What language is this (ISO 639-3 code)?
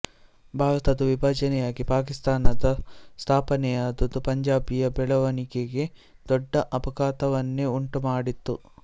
kan